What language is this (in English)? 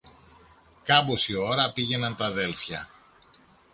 Greek